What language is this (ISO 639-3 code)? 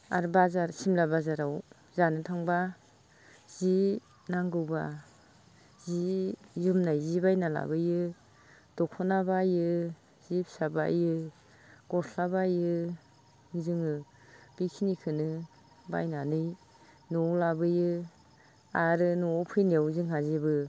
brx